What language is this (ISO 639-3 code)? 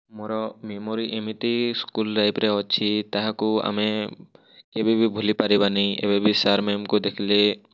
ori